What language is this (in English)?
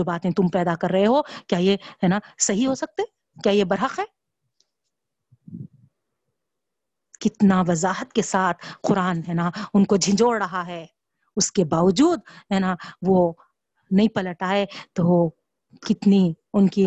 Urdu